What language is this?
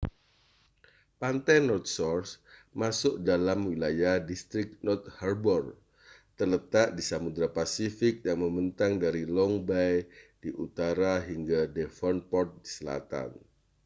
Indonesian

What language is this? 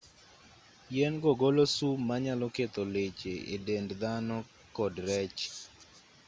Luo (Kenya and Tanzania)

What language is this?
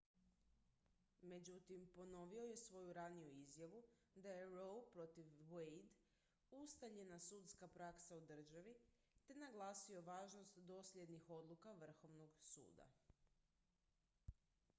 Croatian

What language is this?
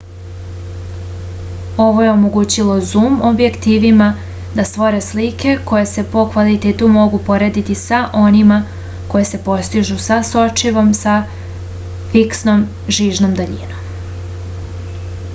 Serbian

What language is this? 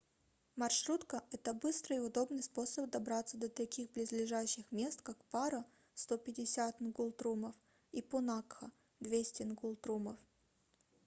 Russian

